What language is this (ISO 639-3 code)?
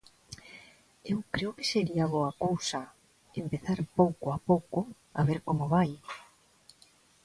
glg